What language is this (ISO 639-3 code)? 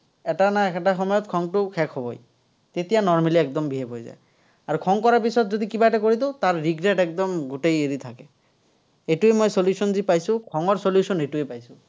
asm